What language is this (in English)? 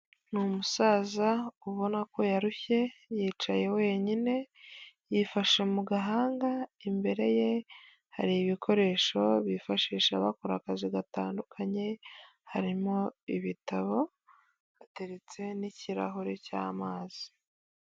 Kinyarwanda